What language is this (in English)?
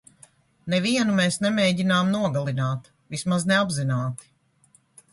Latvian